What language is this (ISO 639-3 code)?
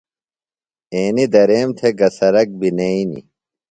phl